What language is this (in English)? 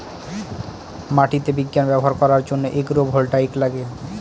Bangla